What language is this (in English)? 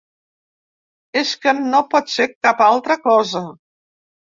Catalan